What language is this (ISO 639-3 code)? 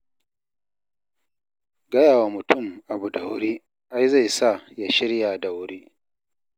hau